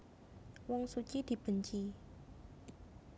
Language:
Javanese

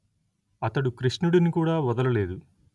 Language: Telugu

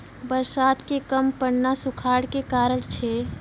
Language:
Maithili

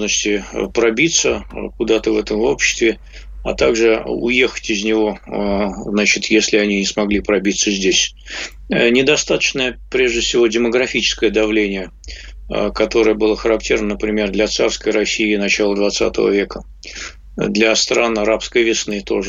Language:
Russian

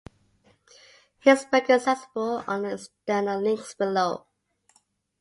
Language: English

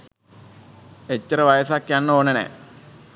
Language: Sinhala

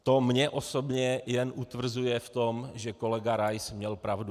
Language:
Czech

